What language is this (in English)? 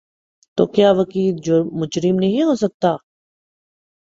Urdu